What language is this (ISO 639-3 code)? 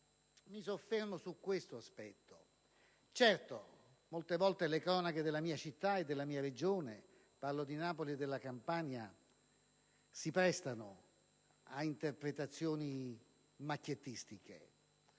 ita